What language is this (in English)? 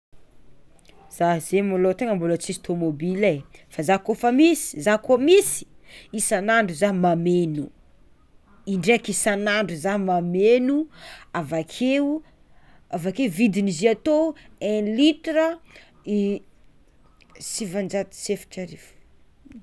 Tsimihety Malagasy